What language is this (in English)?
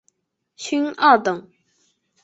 Chinese